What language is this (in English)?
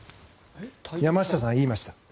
Japanese